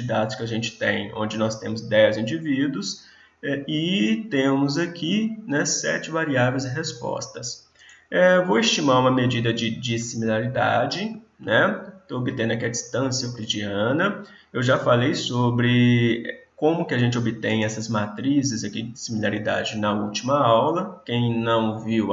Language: Portuguese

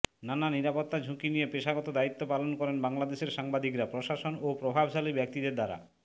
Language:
Bangla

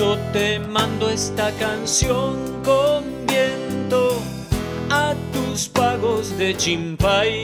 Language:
Spanish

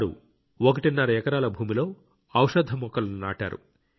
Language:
Telugu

